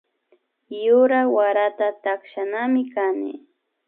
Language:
Imbabura Highland Quichua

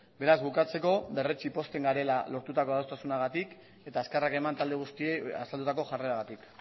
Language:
Basque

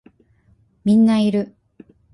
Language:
Japanese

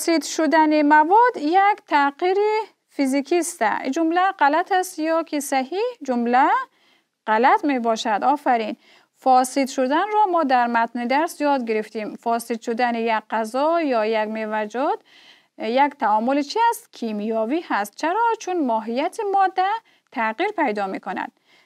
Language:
Persian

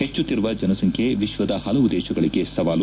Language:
Kannada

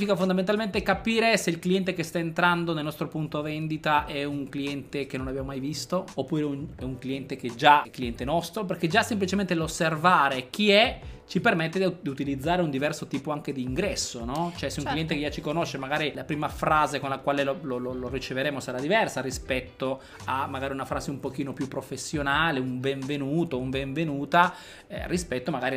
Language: Italian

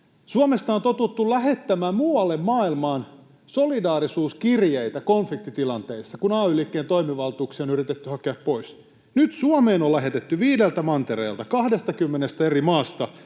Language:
Finnish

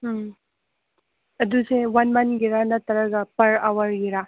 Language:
Manipuri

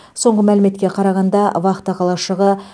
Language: Kazakh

